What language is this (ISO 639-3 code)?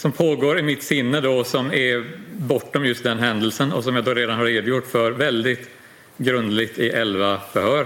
swe